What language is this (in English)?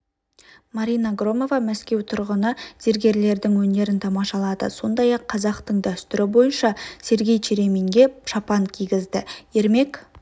Kazakh